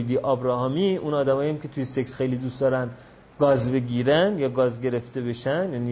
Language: Persian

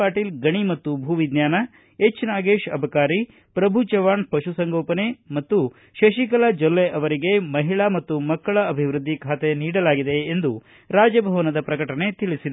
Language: Kannada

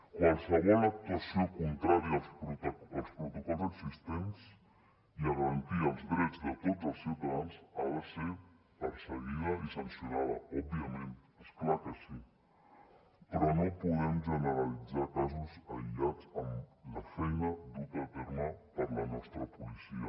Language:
Catalan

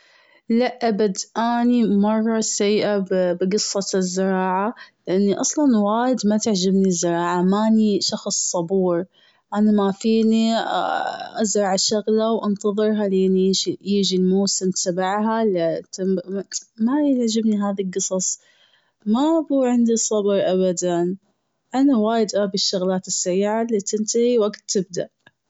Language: Gulf Arabic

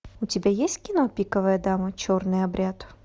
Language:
Russian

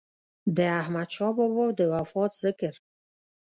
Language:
Pashto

